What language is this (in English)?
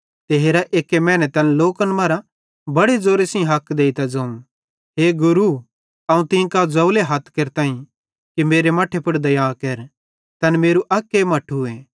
Bhadrawahi